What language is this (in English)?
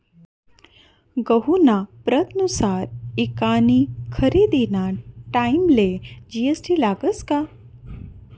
Marathi